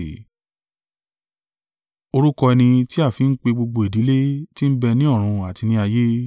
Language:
Yoruba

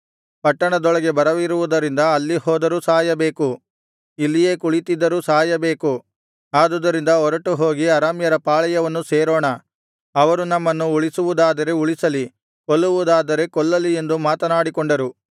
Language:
Kannada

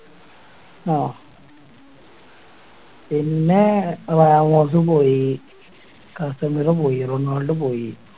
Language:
Malayalam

